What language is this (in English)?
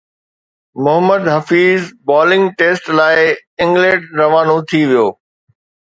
Sindhi